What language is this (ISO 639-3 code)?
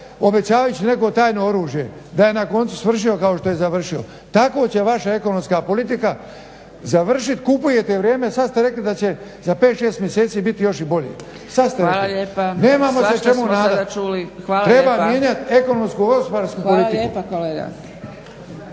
hrv